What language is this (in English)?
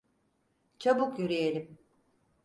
Turkish